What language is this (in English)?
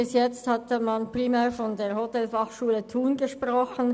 Swiss German